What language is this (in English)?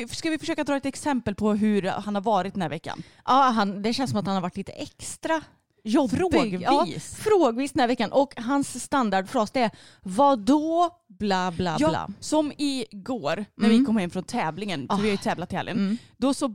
Swedish